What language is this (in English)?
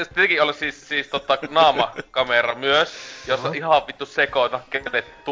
Finnish